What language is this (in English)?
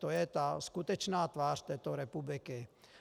Czech